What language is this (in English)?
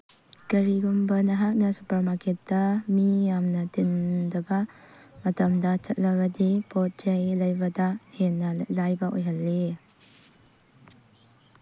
Manipuri